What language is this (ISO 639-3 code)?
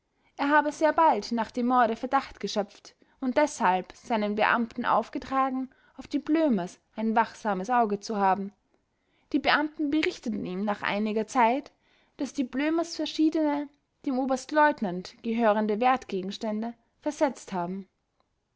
deu